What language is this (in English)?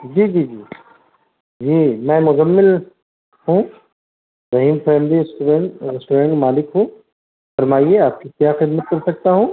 Urdu